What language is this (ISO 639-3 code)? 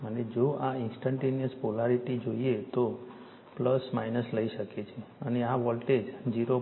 guj